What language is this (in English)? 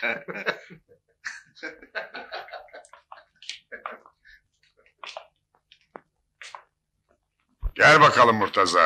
Turkish